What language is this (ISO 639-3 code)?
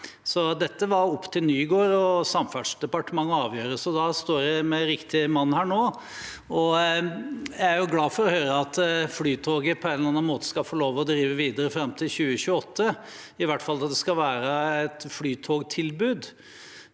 nor